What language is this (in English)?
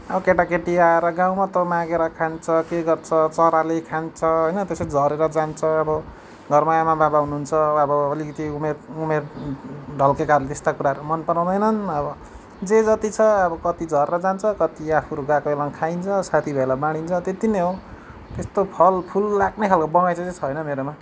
Nepali